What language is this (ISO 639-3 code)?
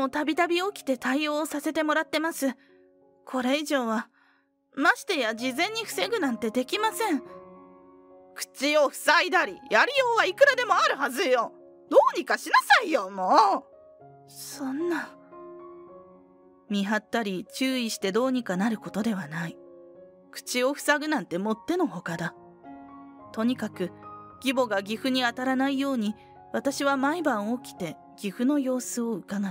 jpn